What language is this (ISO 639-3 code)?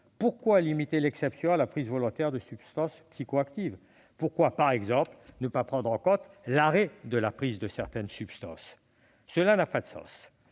fra